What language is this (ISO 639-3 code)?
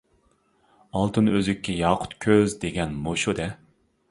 uig